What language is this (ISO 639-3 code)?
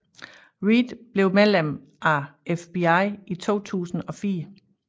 dan